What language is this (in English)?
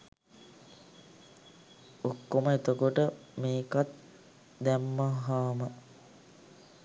Sinhala